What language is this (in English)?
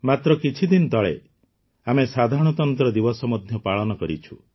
Odia